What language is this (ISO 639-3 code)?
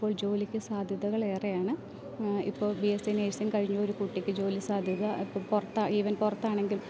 mal